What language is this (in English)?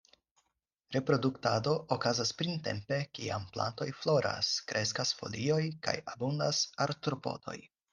Esperanto